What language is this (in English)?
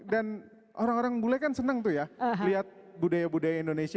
Indonesian